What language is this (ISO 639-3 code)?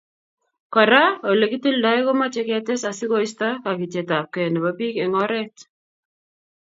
kln